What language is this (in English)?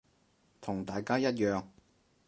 Cantonese